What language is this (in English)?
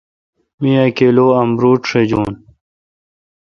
Kalkoti